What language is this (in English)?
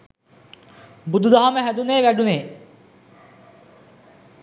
Sinhala